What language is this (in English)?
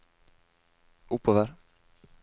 Norwegian